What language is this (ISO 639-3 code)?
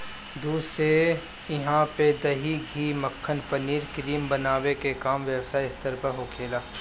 bho